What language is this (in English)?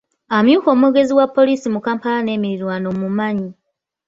Ganda